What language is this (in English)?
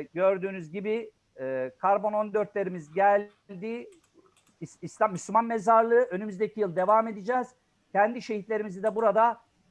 Turkish